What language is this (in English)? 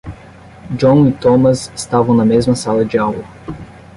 Portuguese